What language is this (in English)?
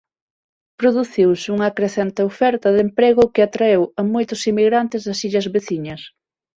Galician